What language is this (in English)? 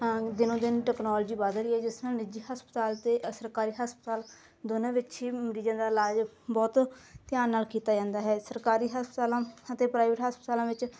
Punjabi